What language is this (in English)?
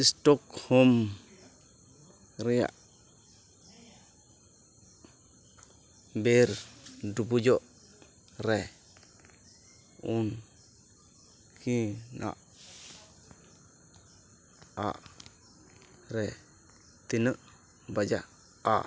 Santali